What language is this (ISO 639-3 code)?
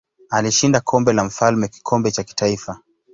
swa